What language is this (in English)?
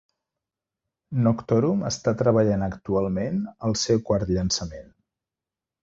Catalan